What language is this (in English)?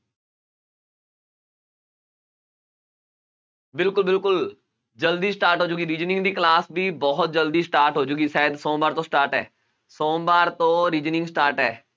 Punjabi